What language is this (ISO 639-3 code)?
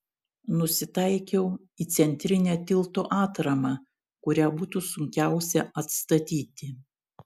lit